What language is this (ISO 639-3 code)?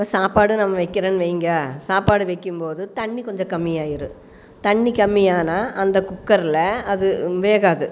tam